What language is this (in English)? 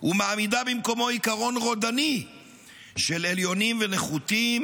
Hebrew